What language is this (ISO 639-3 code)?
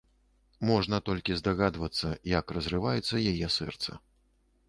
bel